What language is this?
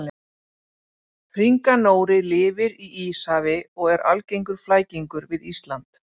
Icelandic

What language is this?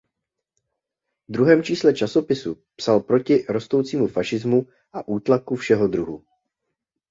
Czech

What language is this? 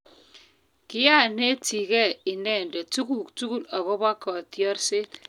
Kalenjin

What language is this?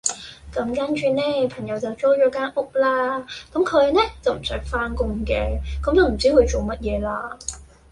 Cantonese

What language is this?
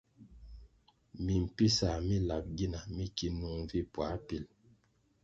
Kwasio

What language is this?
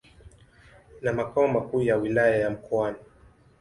Swahili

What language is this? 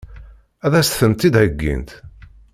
Kabyle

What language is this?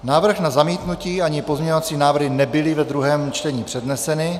Czech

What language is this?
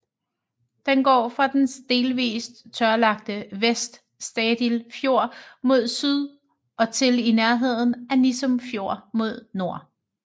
Danish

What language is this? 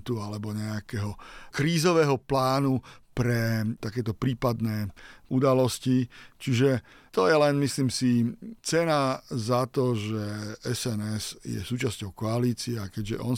Slovak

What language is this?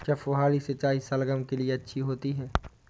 Hindi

